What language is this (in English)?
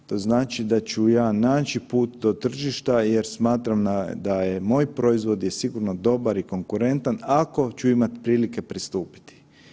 Croatian